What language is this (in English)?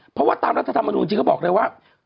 Thai